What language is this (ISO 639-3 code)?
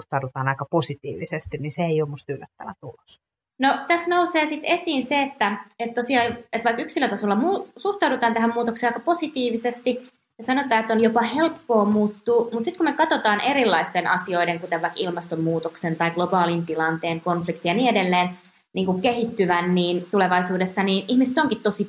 fin